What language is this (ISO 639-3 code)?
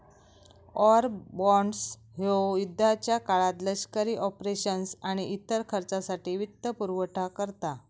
mar